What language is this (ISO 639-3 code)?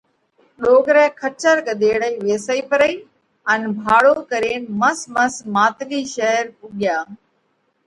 kvx